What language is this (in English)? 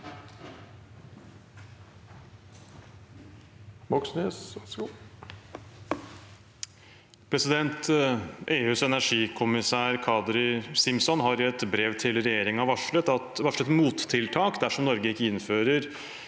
Norwegian